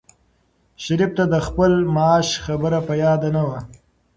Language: Pashto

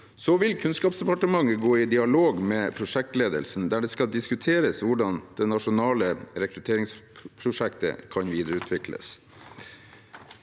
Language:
Norwegian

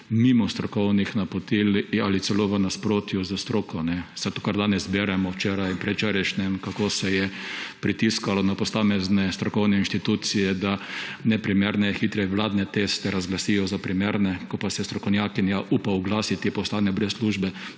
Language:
Slovenian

